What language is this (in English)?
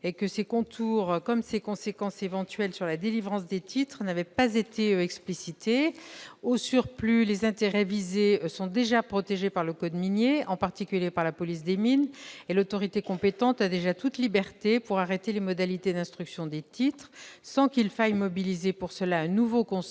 French